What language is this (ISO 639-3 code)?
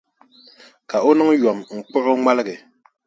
dag